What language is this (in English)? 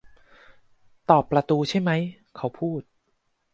Thai